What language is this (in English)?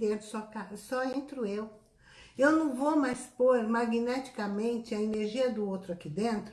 Portuguese